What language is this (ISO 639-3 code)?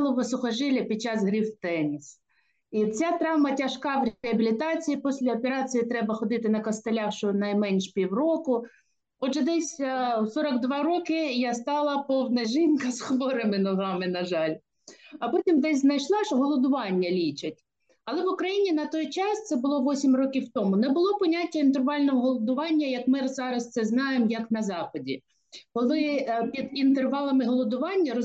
ukr